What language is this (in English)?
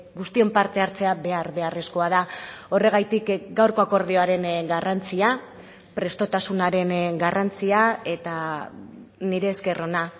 Basque